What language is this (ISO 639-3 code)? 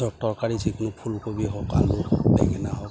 asm